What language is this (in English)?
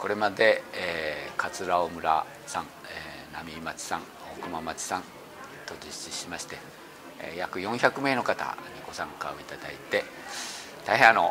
Japanese